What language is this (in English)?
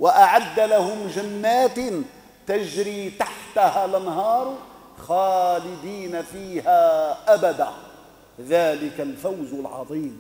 Arabic